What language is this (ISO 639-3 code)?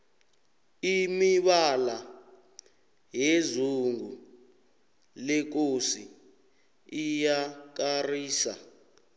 nbl